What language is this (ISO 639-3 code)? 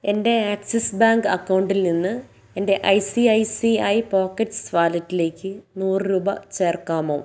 mal